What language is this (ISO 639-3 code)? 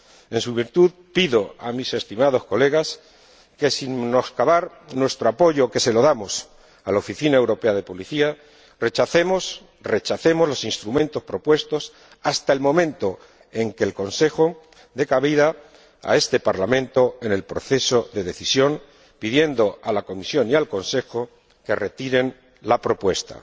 spa